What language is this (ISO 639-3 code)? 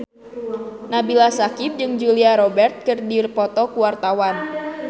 sun